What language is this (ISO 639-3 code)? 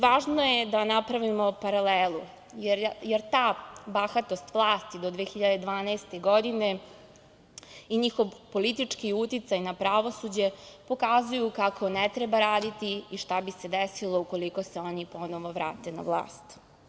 srp